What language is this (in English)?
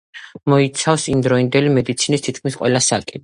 Georgian